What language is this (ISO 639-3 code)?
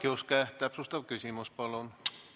est